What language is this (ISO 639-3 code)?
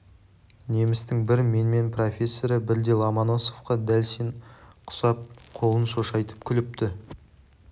kaz